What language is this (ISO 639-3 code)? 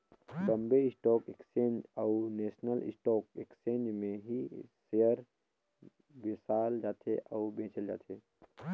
hne